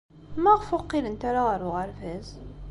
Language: Kabyle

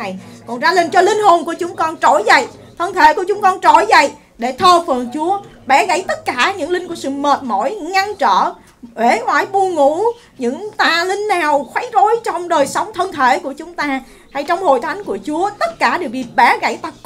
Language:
Vietnamese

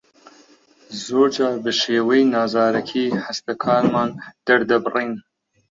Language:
Central Kurdish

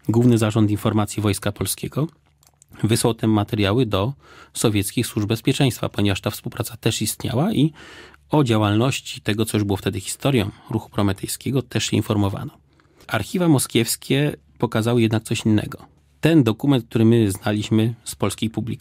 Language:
Polish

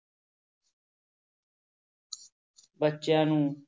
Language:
Punjabi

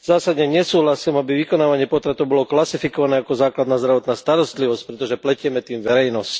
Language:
Slovak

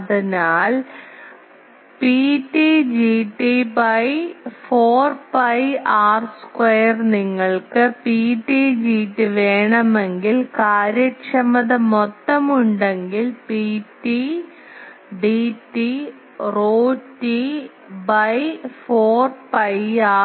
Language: Malayalam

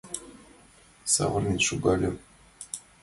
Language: Mari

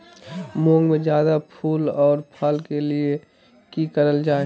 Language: Magahi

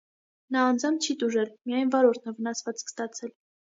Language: Armenian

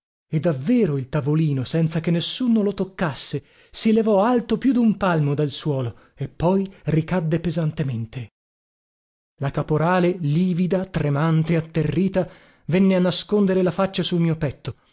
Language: Italian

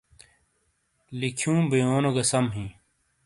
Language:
Shina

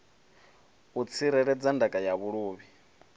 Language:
Venda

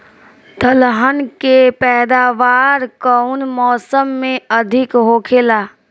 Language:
Bhojpuri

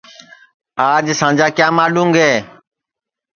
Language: Sansi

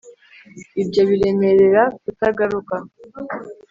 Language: Kinyarwanda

